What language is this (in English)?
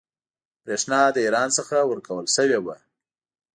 Pashto